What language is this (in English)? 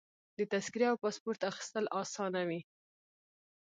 Pashto